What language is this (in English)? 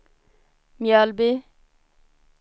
Swedish